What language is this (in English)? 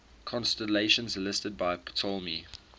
English